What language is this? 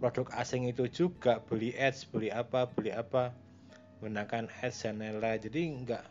Indonesian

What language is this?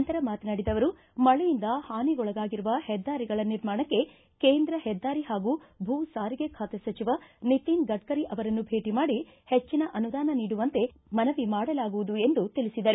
Kannada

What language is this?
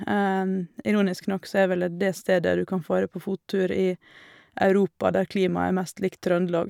Norwegian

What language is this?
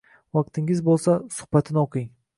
Uzbek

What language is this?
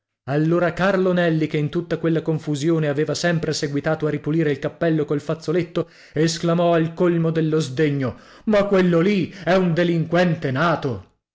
Italian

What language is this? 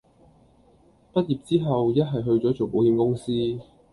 Cantonese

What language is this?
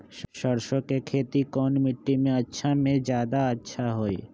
Magahi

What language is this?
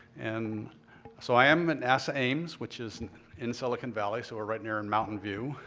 English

